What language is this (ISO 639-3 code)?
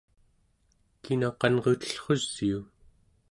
esu